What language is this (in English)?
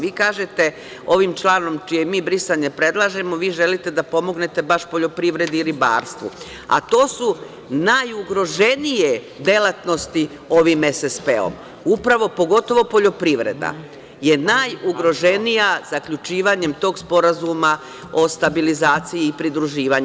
Serbian